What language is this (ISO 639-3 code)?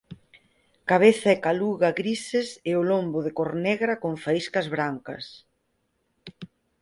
glg